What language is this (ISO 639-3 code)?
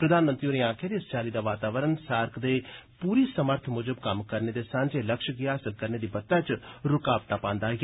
doi